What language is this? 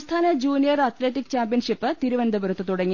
Malayalam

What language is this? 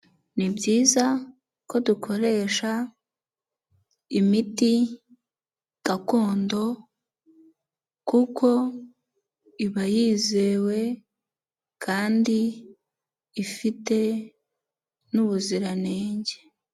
Kinyarwanda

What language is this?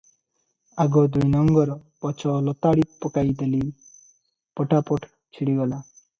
Odia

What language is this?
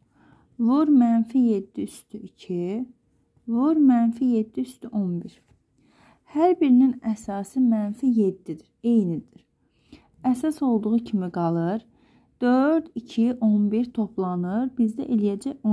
Turkish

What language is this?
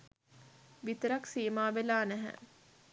Sinhala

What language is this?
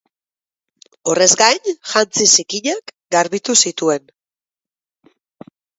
Basque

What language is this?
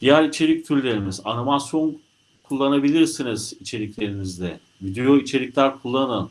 Turkish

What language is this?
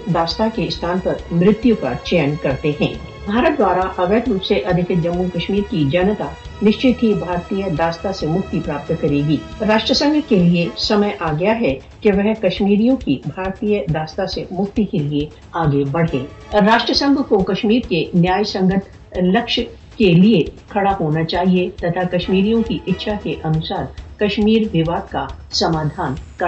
Urdu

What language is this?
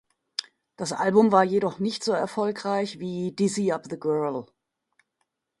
German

